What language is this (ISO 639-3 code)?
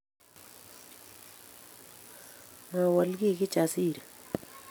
kln